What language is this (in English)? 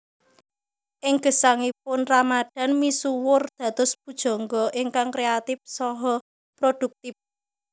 Javanese